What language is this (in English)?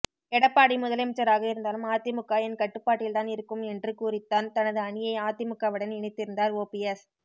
Tamil